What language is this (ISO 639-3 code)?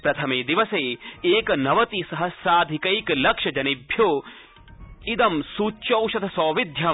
san